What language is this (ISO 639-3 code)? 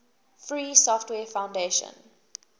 eng